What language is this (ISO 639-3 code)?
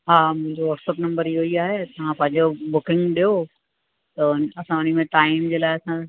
snd